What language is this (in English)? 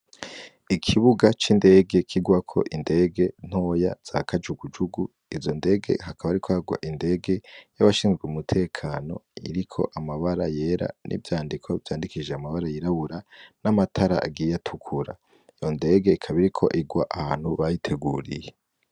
Rundi